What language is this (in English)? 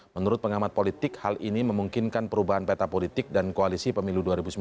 Indonesian